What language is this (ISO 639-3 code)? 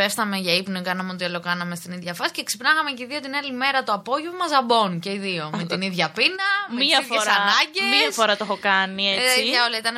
ell